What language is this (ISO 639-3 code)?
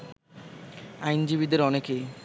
ben